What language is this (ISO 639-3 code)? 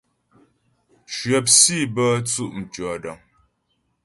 bbj